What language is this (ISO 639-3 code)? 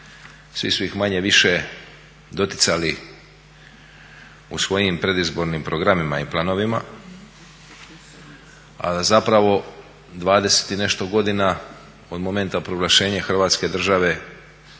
hrv